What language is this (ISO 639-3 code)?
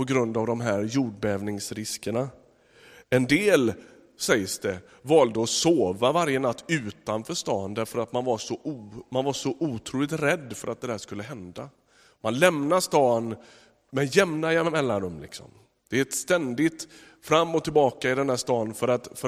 swe